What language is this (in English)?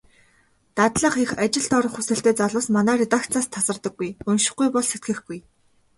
Mongolian